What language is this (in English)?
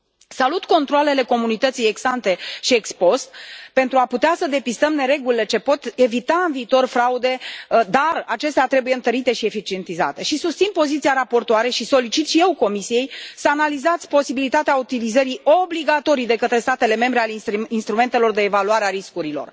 Romanian